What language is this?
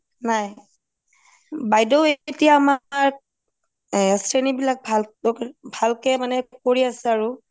Assamese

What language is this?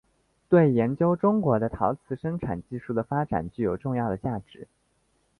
Chinese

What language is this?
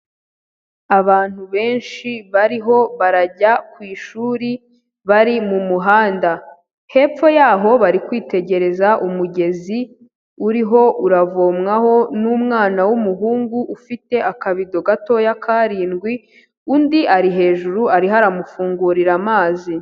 Kinyarwanda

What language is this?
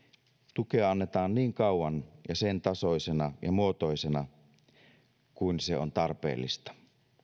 Finnish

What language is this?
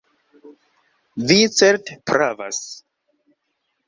Esperanto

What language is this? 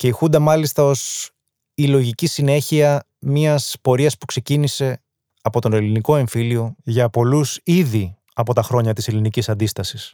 Greek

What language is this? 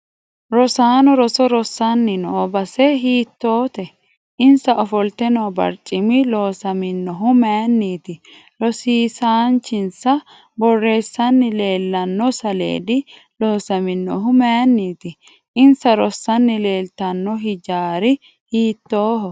Sidamo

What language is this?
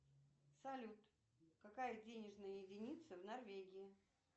Russian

